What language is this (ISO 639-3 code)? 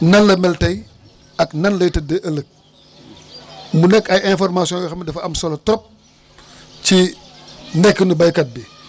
wol